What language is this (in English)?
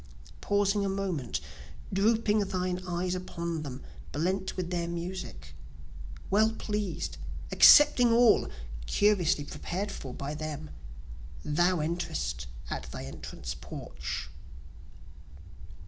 English